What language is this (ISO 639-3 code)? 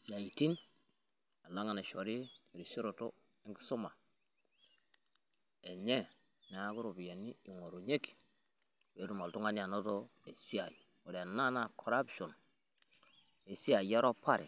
mas